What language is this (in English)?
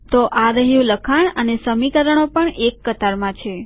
Gujarati